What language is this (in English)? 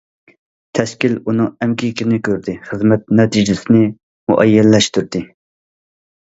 Uyghur